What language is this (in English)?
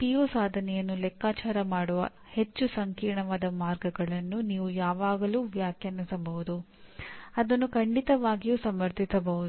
Kannada